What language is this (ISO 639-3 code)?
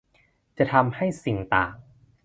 tha